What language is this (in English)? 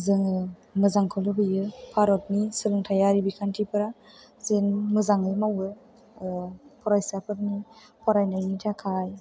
Bodo